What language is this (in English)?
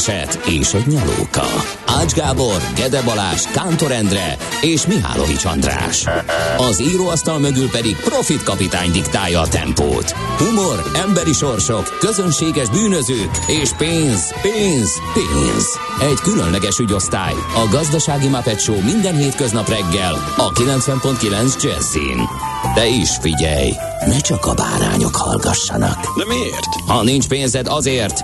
Hungarian